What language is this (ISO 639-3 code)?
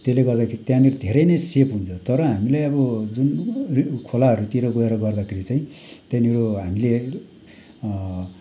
nep